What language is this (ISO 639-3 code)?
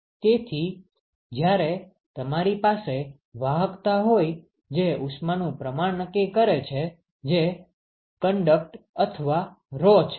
guj